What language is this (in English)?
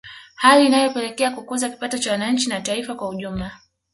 Swahili